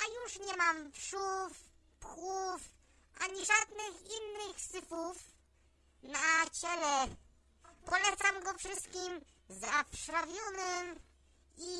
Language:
Polish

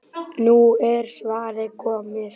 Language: Icelandic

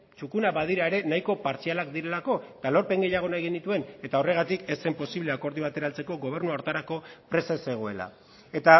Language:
Basque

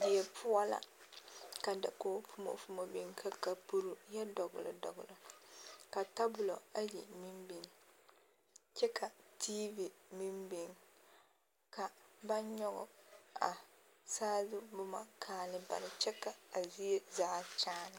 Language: Southern Dagaare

